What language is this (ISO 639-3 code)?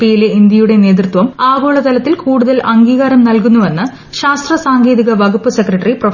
mal